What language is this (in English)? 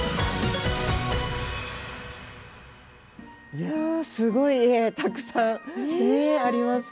Japanese